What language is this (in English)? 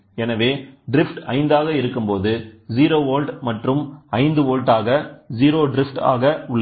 Tamil